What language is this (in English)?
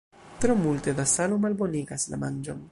Esperanto